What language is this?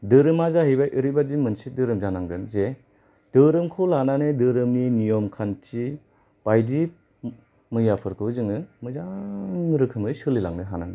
Bodo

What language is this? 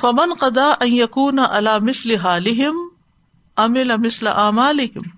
Urdu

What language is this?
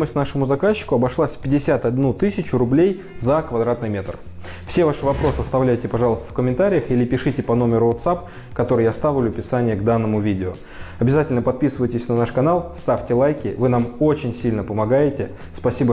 Russian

